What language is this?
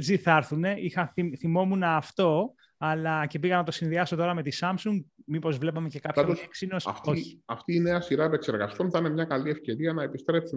Greek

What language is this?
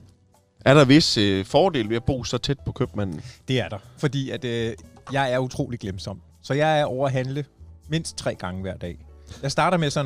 Danish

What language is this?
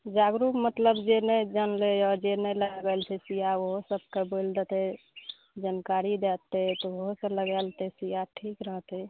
Maithili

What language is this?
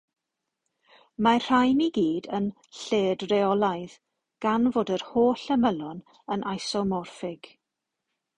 Welsh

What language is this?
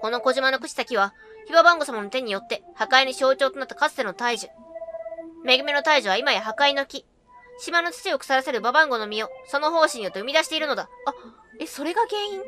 Japanese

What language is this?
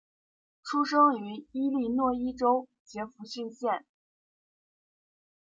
Chinese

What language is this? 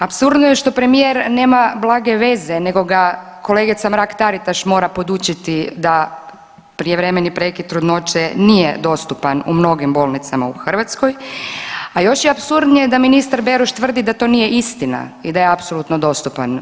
Croatian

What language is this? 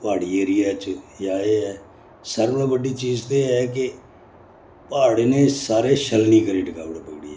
Dogri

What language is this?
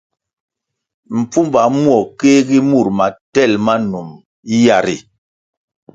Kwasio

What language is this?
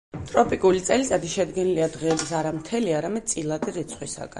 Georgian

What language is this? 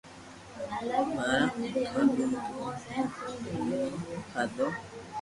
Loarki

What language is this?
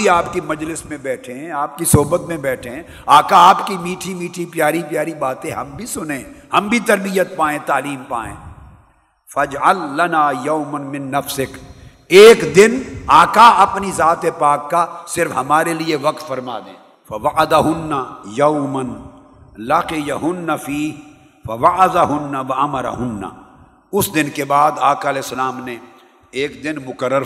Urdu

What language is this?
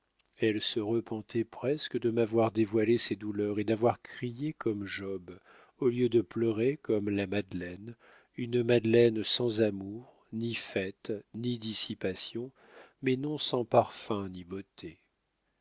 French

